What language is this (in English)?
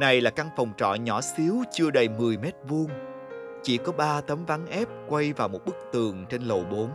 Vietnamese